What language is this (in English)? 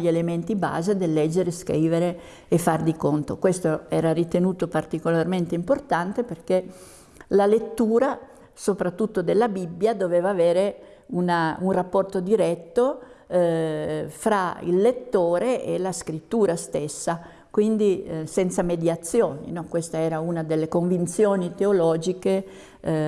Italian